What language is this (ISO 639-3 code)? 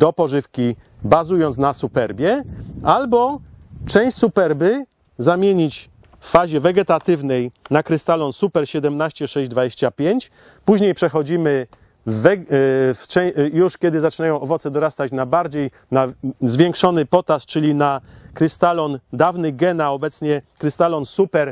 pol